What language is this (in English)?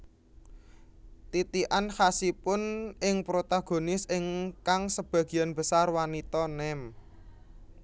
Javanese